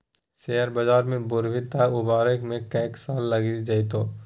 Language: Maithili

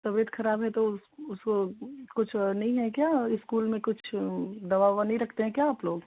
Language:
Hindi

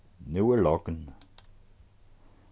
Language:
Faroese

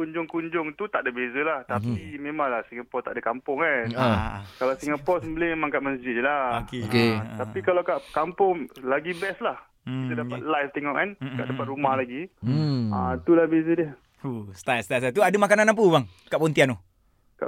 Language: Malay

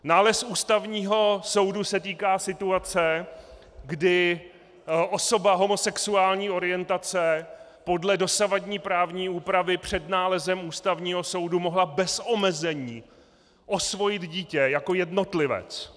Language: Czech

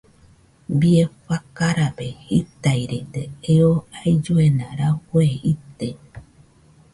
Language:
Nüpode Huitoto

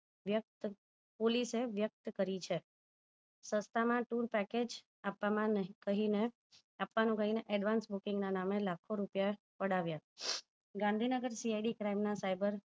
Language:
Gujarati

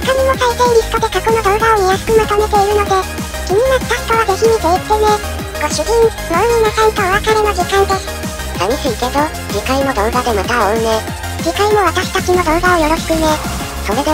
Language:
Japanese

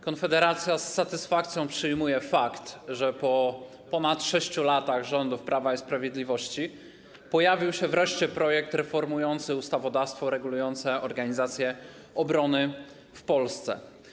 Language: Polish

